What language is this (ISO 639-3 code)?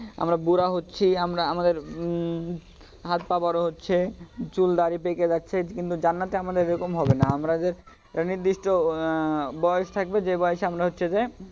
ben